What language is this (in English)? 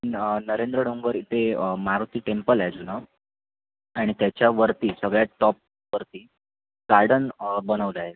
Marathi